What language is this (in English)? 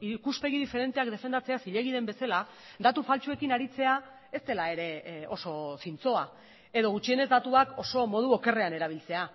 Basque